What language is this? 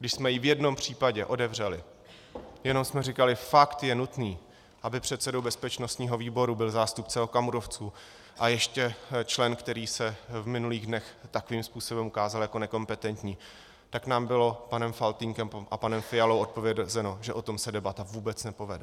Czech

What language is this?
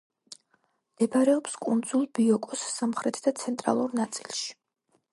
Georgian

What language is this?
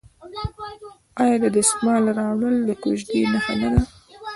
Pashto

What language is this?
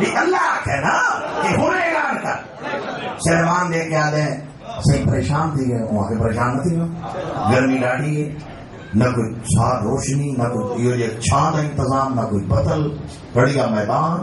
Arabic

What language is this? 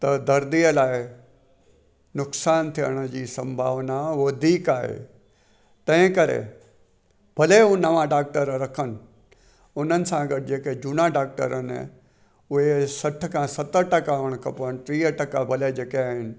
Sindhi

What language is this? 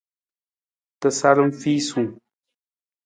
Nawdm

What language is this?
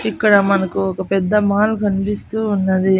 Telugu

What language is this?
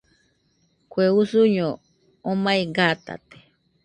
Nüpode Huitoto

